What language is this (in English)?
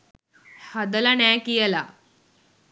Sinhala